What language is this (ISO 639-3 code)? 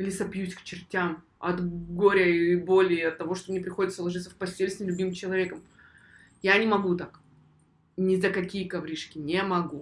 rus